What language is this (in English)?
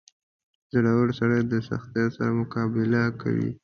Pashto